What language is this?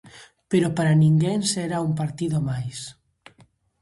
Galician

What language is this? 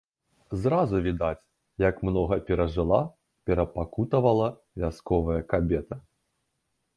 Belarusian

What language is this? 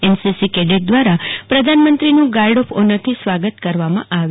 Gujarati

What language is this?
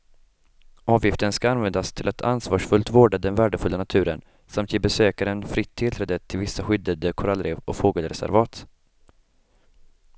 Swedish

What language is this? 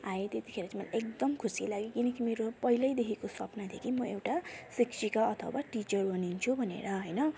Nepali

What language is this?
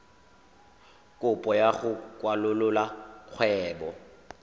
Tswana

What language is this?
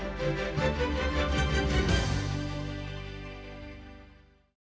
Ukrainian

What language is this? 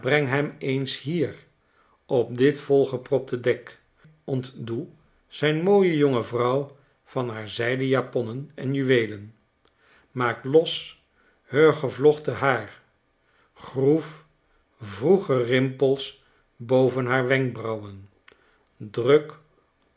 Dutch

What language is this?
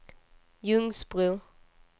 Swedish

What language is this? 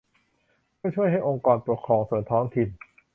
Thai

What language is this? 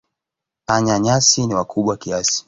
Swahili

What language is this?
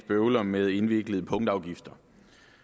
Danish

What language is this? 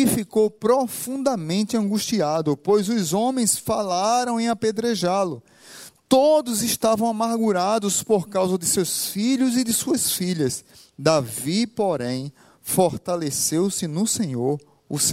Portuguese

